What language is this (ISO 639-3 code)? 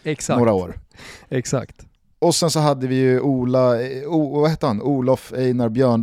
swe